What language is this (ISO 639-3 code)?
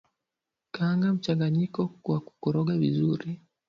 swa